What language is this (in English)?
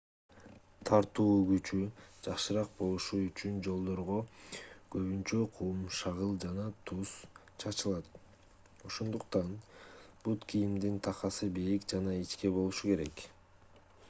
Kyrgyz